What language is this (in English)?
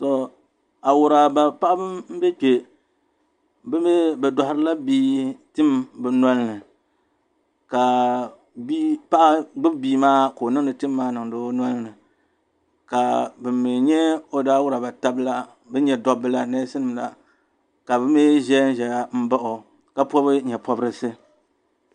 Dagbani